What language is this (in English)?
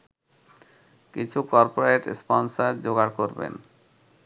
Bangla